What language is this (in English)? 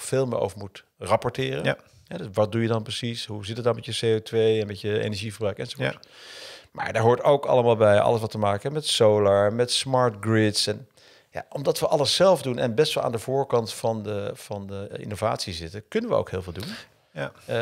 Dutch